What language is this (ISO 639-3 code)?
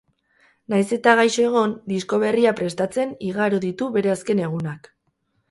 eus